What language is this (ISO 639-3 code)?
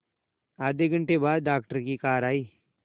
hin